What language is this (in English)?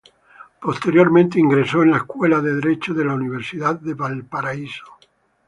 Spanish